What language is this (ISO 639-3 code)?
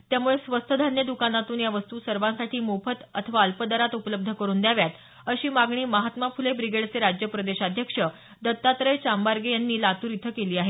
mar